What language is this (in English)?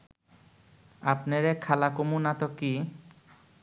Bangla